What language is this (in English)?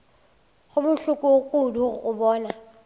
Northern Sotho